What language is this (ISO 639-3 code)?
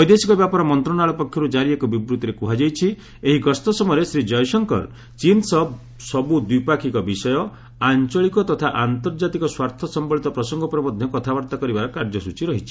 ori